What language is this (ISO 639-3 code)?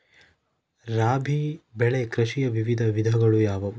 kan